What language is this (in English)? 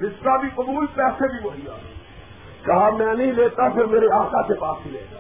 Urdu